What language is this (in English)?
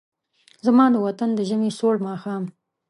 Pashto